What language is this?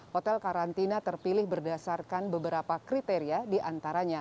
Indonesian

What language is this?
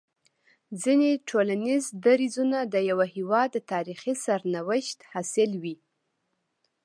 Pashto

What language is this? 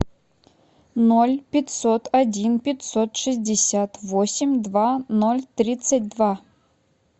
Russian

